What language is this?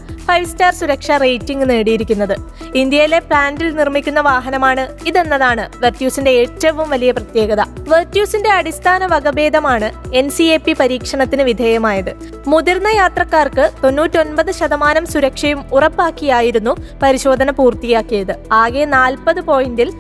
Malayalam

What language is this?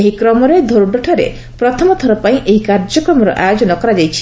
Odia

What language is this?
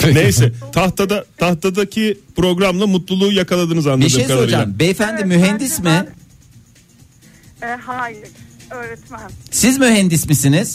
Turkish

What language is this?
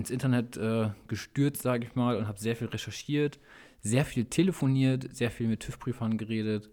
German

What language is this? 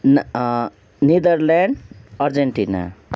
Nepali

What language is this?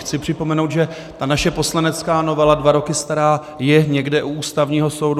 Czech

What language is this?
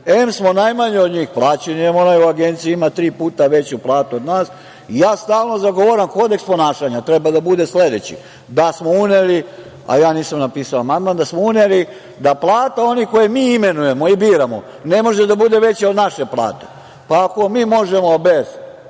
Serbian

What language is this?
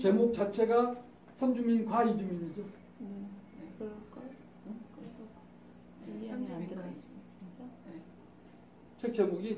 Korean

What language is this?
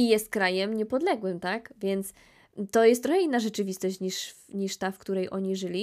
Polish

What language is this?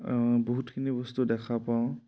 Assamese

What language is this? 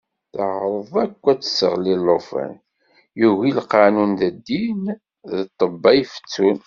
Kabyle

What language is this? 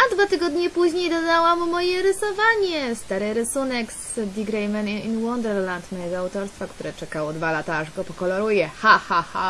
Polish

